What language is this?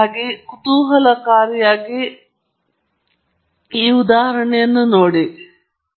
Kannada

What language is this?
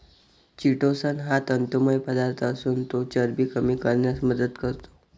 Marathi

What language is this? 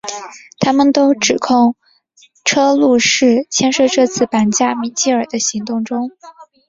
Chinese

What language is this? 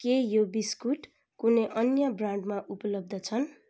Nepali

